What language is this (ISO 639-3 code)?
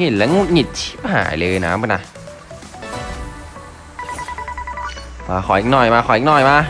tha